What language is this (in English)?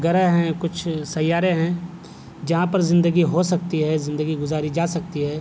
Urdu